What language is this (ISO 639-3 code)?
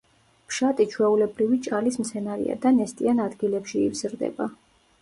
kat